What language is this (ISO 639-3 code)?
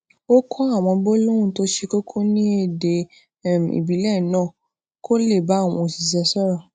yor